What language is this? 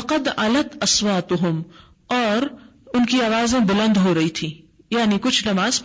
Urdu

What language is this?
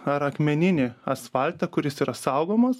Lithuanian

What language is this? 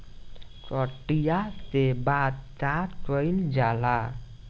Bhojpuri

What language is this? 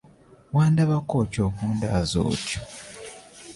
Ganda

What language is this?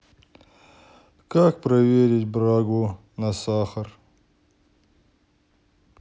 Russian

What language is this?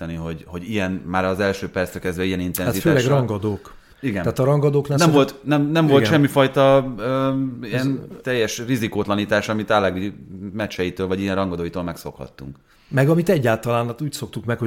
Hungarian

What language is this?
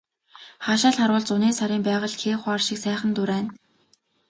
Mongolian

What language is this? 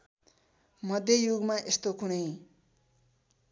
Nepali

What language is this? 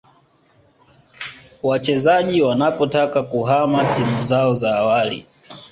Swahili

